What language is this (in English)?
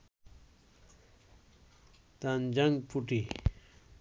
Bangla